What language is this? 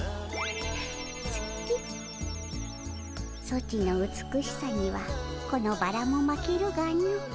Japanese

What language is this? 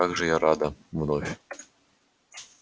Russian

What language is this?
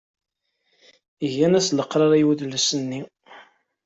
Kabyle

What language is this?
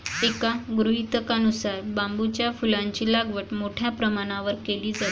Marathi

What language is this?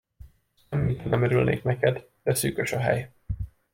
Hungarian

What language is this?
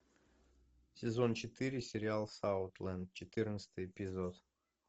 Russian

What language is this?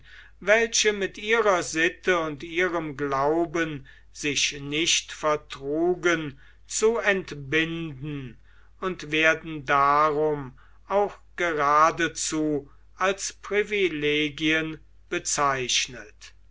German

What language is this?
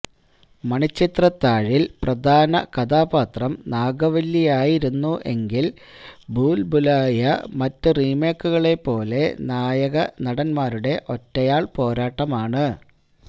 Malayalam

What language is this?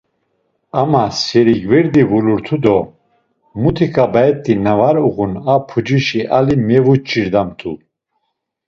Laz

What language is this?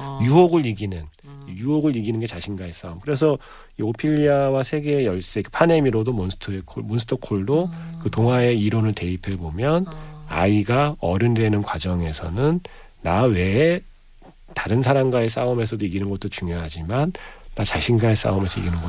Korean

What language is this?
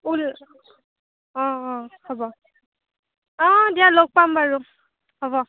Assamese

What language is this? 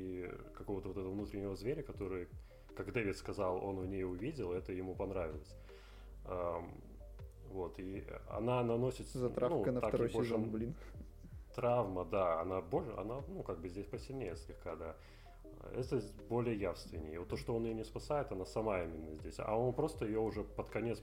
Russian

